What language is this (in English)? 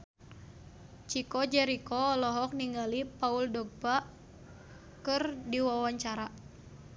Sundanese